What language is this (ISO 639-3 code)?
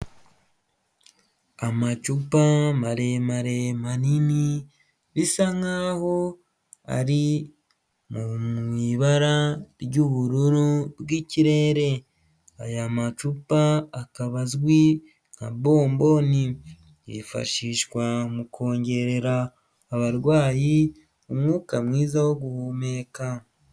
kin